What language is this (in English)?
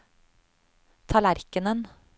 Norwegian